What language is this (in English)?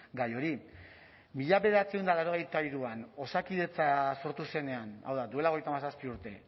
Basque